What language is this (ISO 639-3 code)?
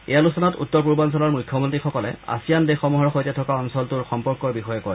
asm